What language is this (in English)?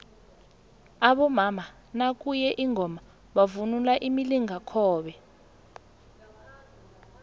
South Ndebele